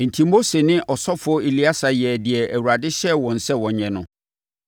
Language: Akan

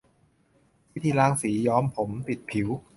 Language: Thai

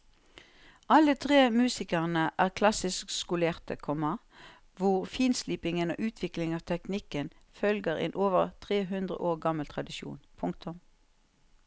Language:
Norwegian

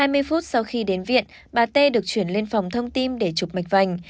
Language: Vietnamese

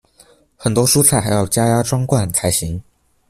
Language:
Chinese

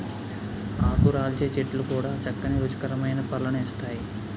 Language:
Telugu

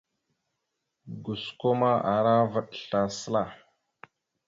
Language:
Mada (Cameroon)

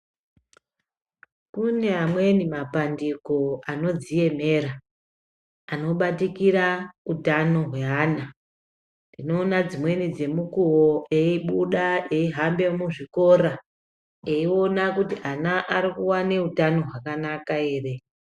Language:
Ndau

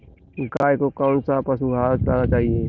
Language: Hindi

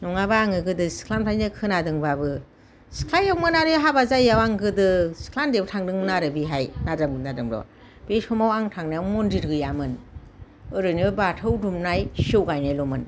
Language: Bodo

